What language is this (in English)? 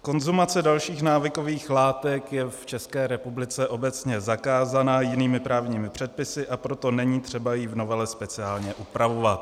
Czech